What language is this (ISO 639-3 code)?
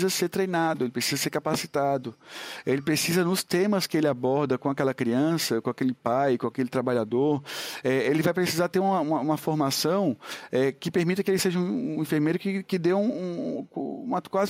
por